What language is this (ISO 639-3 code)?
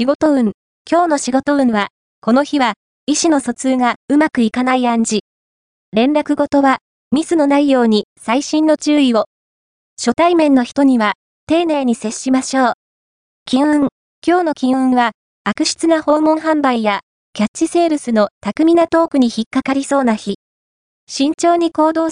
jpn